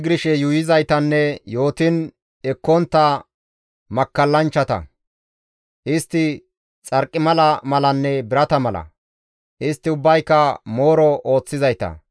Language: Gamo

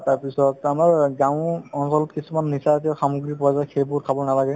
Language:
Assamese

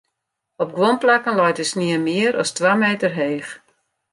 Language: Western Frisian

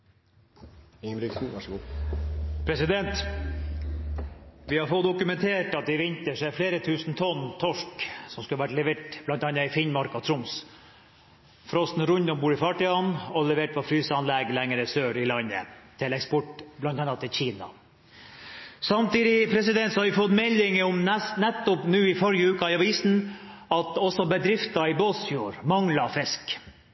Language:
Norwegian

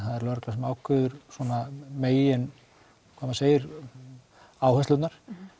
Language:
Icelandic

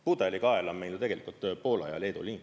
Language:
Estonian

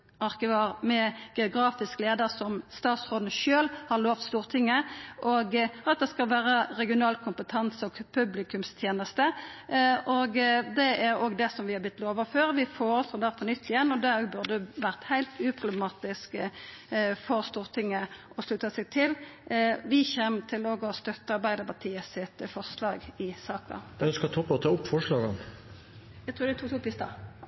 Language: Norwegian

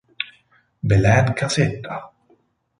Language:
Italian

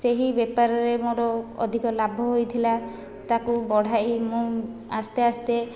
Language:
Odia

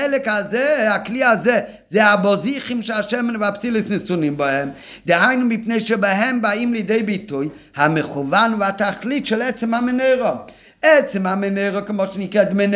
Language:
Hebrew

